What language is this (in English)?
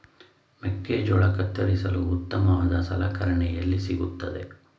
Kannada